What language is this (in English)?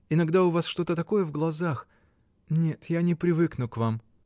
Russian